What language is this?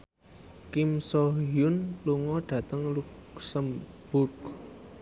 Javanese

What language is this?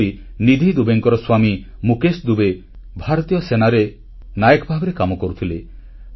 Odia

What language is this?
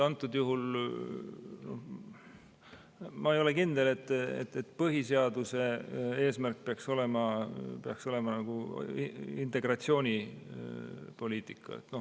Estonian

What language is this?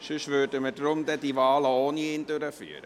Swiss German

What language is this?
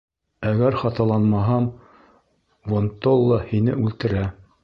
Bashkir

